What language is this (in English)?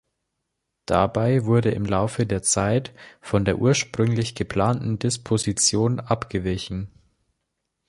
German